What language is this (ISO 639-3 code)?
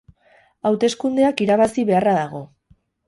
eus